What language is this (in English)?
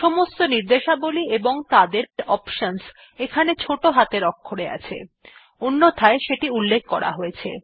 Bangla